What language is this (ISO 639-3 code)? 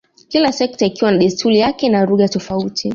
swa